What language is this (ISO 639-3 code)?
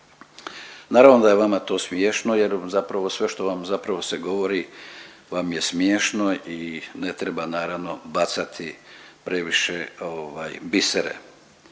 hrv